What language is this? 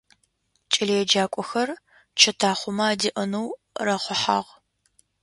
Adyghe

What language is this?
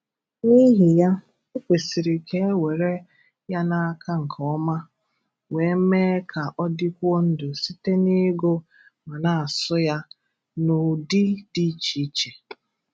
Igbo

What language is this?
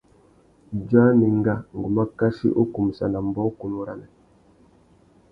Tuki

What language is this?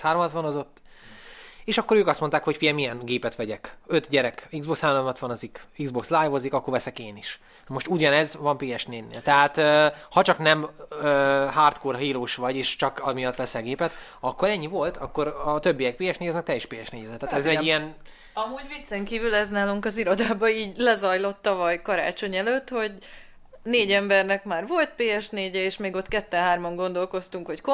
Hungarian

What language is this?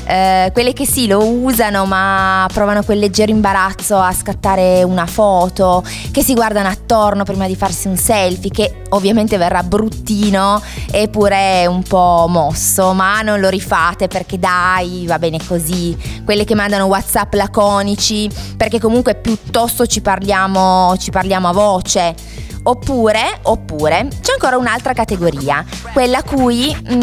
Italian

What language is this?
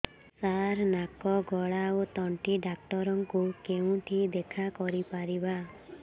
Odia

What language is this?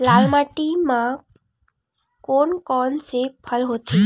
Chhattisgarhi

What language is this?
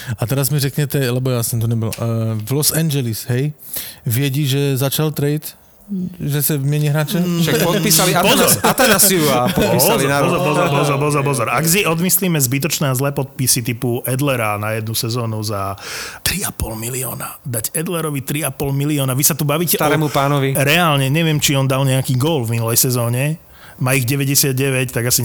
Slovak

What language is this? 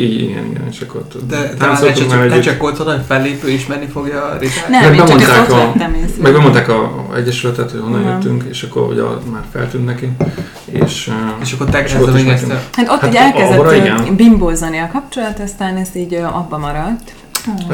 Hungarian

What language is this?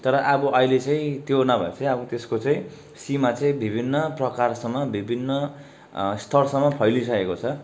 Nepali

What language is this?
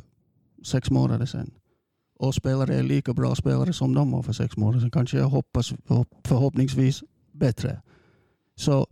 Swedish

